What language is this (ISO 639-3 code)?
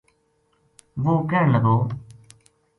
gju